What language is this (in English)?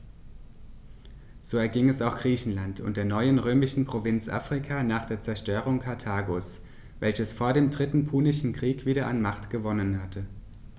German